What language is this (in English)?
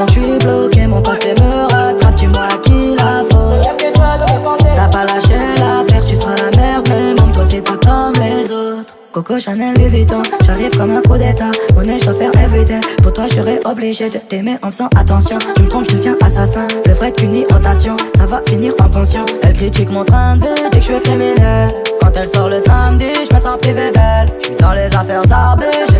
French